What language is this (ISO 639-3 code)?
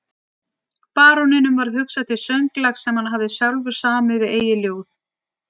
isl